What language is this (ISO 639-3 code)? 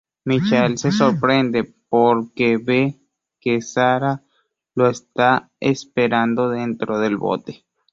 spa